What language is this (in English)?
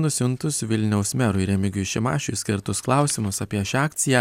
Lithuanian